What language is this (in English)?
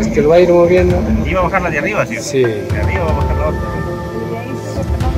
Spanish